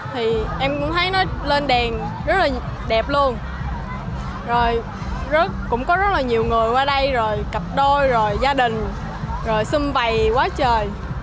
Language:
Vietnamese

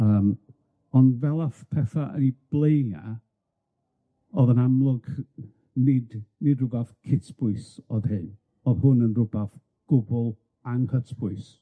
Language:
Welsh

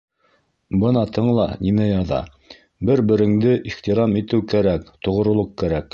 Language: Bashkir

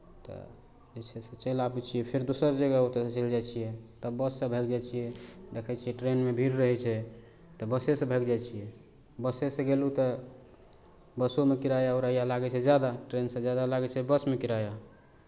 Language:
Maithili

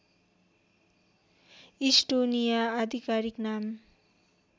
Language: Nepali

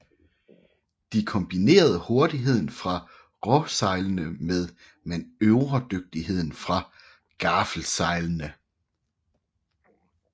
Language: Danish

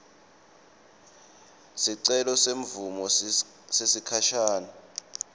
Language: Swati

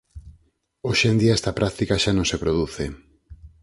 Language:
Galician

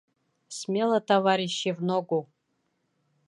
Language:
Bashkir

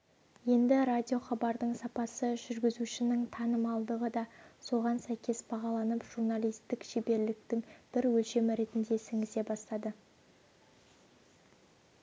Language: Kazakh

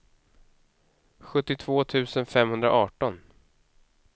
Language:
Swedish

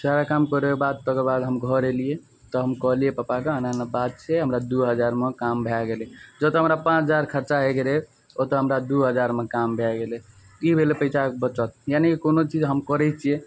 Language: Maithili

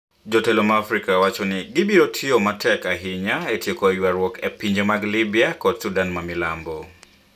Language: Luo (Kenya and Tanzania)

